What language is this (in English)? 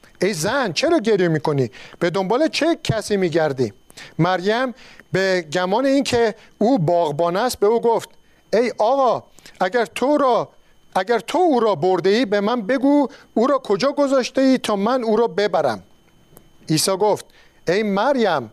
Persian